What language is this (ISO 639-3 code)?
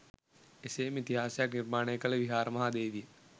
sin